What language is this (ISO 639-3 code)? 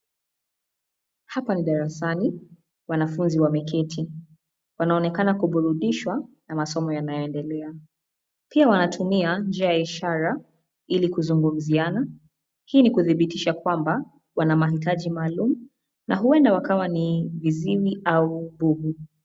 swa